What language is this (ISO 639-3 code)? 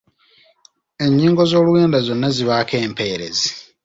lug